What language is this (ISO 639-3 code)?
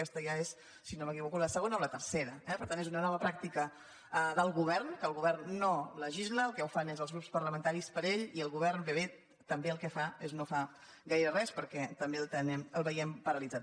cat